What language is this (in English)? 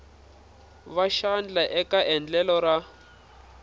Tsonga